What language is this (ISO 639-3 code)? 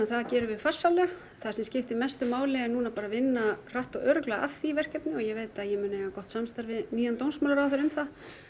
isl